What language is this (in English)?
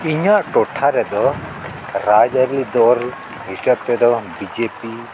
Santali